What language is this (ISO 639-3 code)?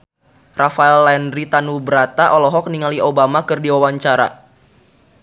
sun